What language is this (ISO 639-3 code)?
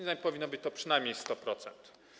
pol